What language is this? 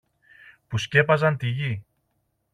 Greek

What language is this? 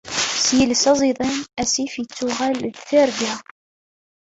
Kabyle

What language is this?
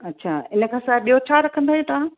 Sindhi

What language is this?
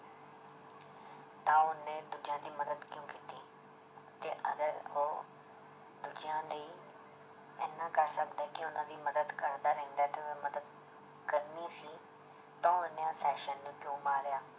Punjabi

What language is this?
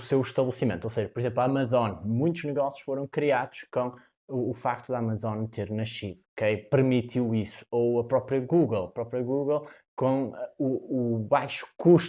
Portuguese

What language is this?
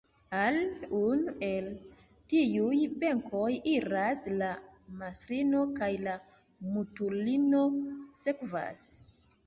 Esperanto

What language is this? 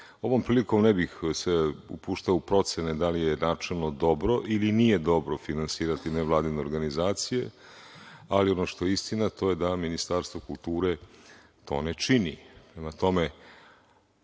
Serbian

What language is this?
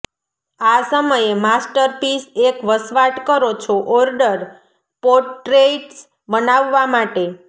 Gujarati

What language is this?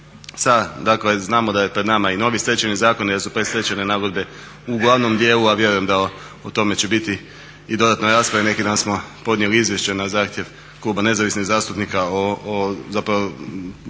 Croatian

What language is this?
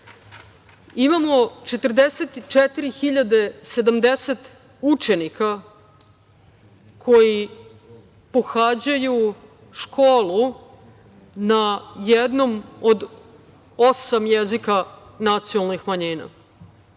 Serbian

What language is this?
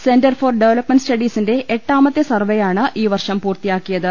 Malayalam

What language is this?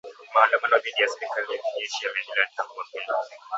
Swahili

